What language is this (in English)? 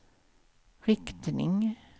Swedish